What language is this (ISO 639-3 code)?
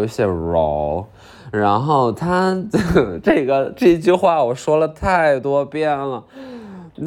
zho